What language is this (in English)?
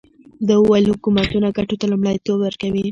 Pashto